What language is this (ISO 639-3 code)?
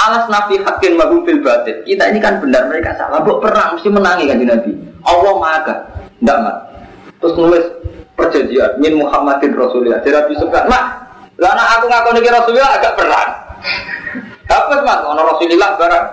ind